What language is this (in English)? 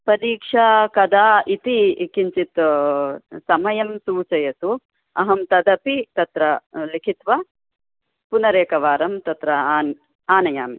Sanskrit